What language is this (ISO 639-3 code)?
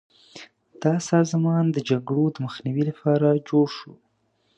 pus